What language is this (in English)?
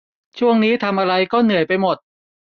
Thai